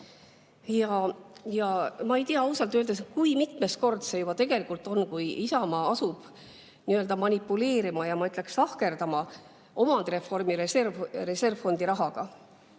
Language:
Estonian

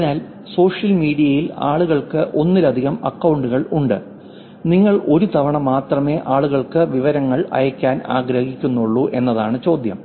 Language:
Malayalam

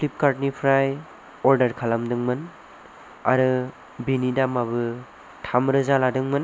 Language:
Bodo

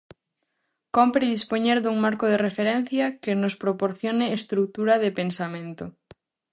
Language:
Galician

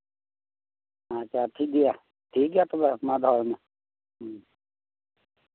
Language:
Santali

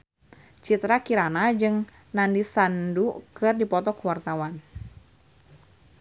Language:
Sundanese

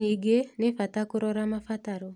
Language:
Kikuyu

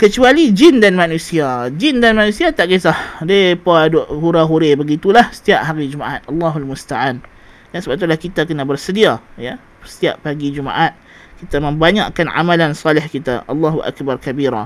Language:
Malay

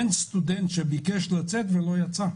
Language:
Hebrew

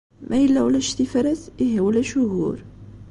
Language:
Kabyle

